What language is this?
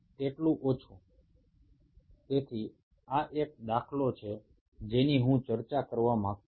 Bangla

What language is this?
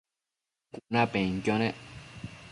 Matsés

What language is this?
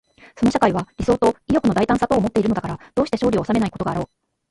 Japanese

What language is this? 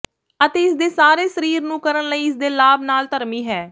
Punjabi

